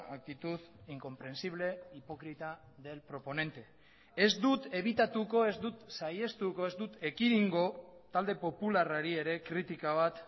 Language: Basque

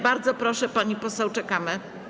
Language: Polish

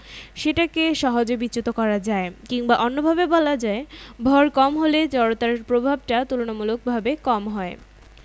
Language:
Bangla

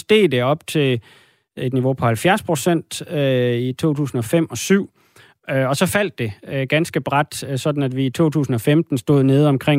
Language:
Danish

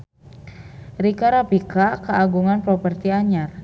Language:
Sundanese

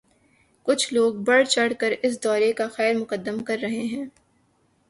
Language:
Urdu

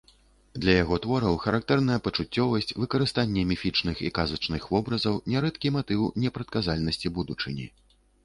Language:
Belarusian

